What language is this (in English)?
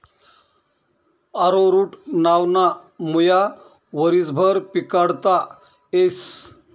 Marathi